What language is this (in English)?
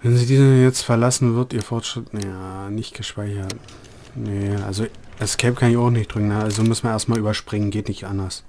German